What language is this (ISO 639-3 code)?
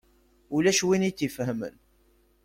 kab